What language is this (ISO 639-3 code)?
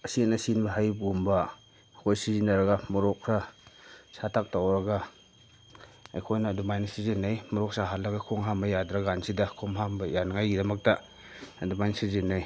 mni